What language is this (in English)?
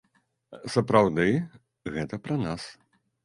Belarusian